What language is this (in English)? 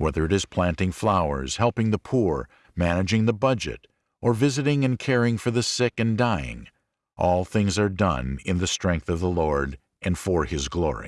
English